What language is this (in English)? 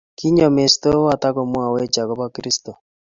Kalenjin